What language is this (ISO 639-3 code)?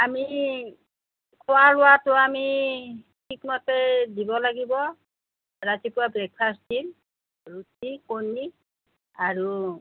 asm